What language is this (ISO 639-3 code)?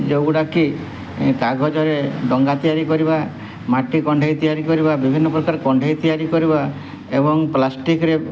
ori